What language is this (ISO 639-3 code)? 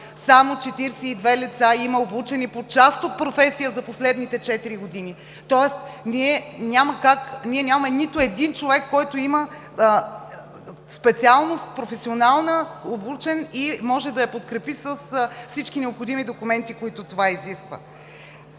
bul